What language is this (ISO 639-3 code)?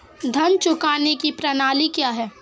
hin